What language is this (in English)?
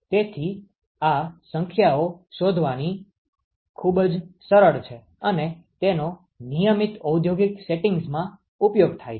Gujarati